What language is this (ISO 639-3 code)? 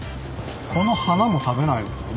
jpn